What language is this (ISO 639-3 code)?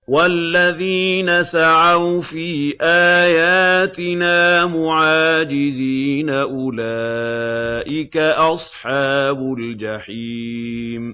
ara